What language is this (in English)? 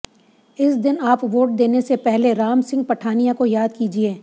Hindi